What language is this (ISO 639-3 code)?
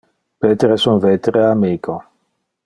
ina